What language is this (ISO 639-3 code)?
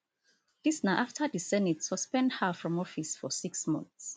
pcm